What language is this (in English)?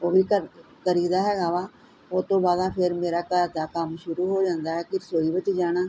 Punjabi